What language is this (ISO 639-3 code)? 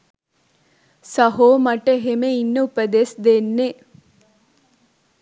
sin